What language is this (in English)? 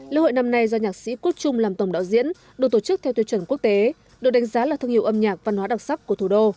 Vietnamese